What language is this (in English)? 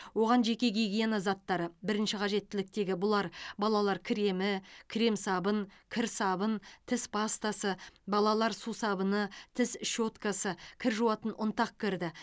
Kazakh